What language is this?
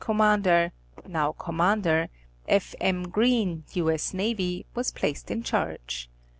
English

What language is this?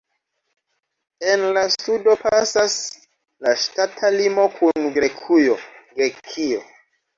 Esperanto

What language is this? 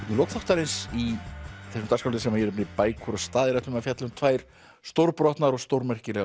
Icelandic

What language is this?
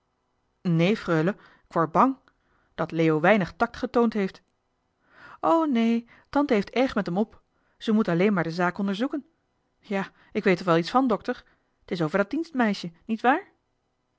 Dutch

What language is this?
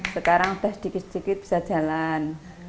Indonesian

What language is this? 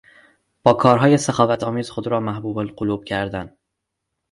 Persian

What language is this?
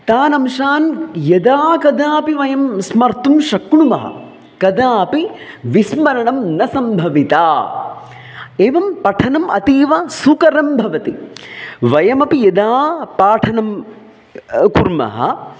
Sanskrit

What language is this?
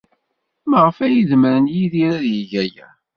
Kabyle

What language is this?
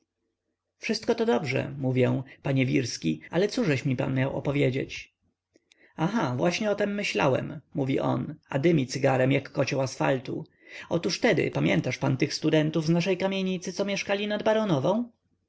Polish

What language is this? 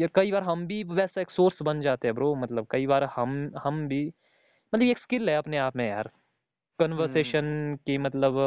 Hindi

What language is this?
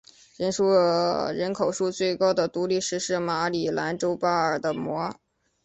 Chinese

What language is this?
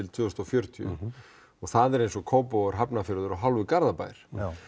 Icelandic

